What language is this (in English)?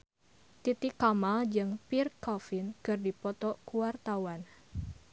Sundanese